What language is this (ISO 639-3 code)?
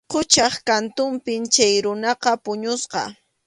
qxu